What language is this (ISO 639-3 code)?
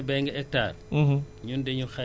wol